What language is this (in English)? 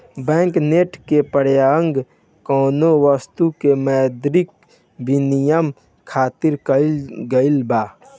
Bhojpuri